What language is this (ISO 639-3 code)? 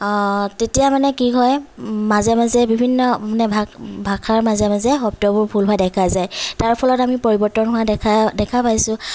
asm